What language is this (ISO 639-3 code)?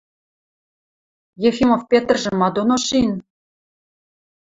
mrj